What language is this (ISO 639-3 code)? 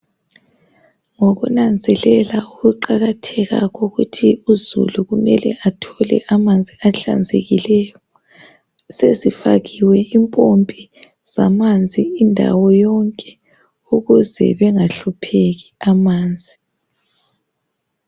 nde